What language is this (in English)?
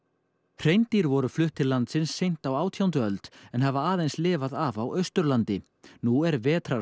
Icelandic